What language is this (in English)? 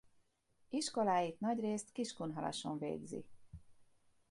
Hungarian